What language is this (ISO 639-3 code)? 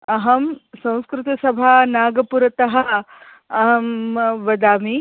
san